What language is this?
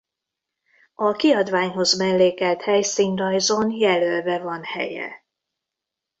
Hungarian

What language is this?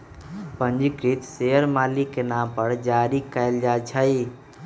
Magahi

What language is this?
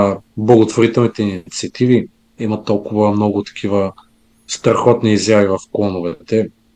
Bulgarian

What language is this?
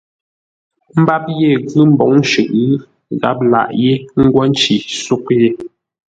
Ngombale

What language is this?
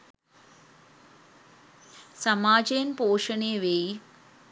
Sinhala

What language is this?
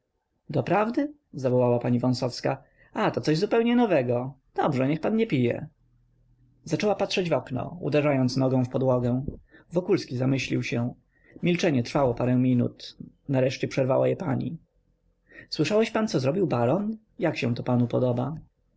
Polish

